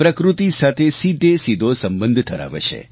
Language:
Gujarati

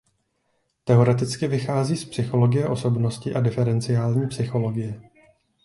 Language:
Czech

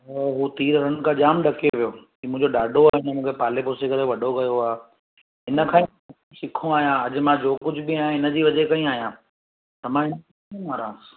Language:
Sindhi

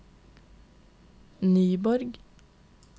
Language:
Norwegian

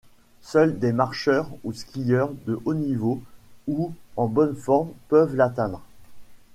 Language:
French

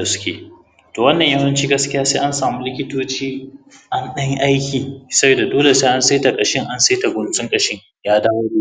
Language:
Hausa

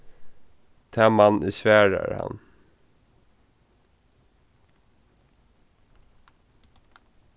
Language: Faroese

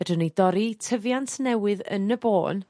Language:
Welsh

